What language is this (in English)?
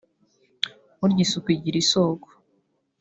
Kinyarwanda